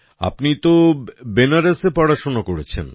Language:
Bangla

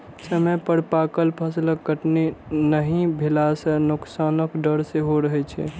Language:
Maithili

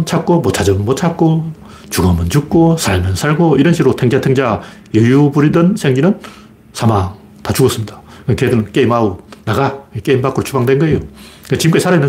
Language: Korean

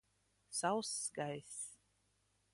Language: Latvian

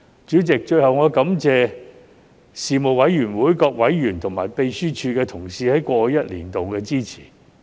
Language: Cantonese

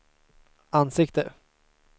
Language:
Swedish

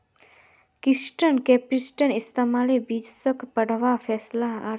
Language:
Magahi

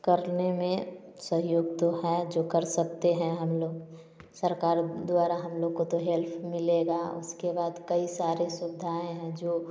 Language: Hindi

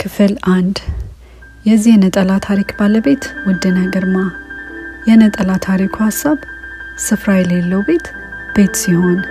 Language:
Amharic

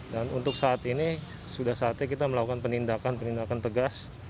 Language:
Indonesian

